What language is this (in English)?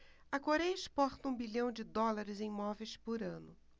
Portuguese